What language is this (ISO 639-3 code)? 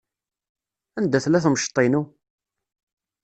kab